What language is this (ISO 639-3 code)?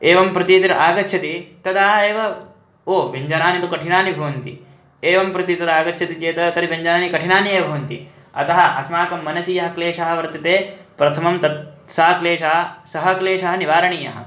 san